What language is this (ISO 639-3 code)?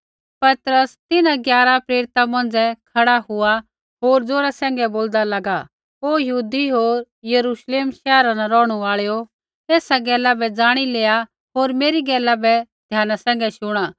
kfx